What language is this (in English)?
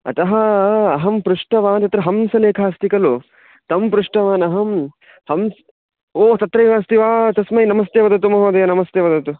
Sanskrit